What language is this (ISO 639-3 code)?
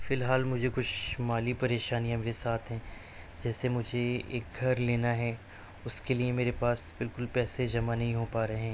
urd